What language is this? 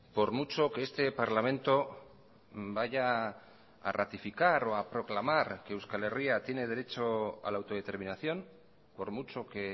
Spanish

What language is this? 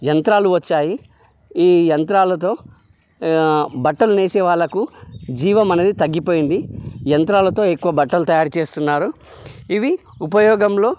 Telugu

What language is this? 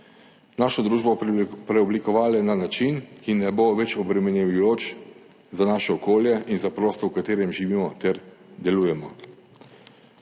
Slovenian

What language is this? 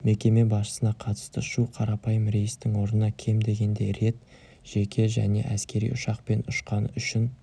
Kazakh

